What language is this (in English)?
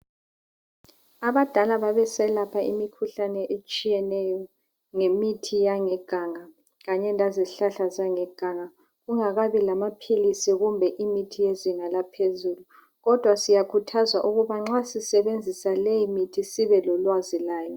North Ndebele